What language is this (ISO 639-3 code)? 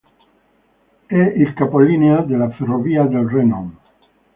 ita